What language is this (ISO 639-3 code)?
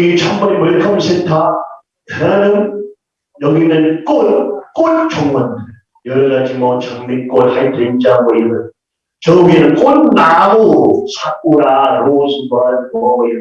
kor